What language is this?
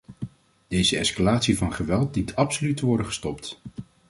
Dutch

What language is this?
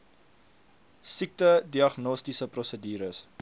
Afrikaans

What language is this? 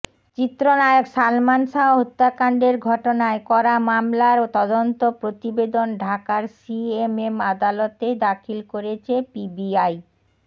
Bangla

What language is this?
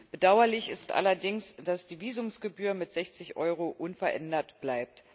German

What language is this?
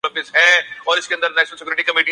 Urdu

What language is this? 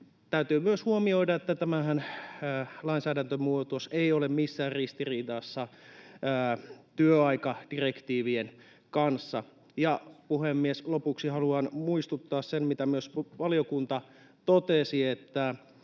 Finnish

